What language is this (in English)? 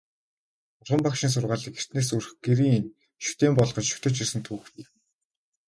Mongolian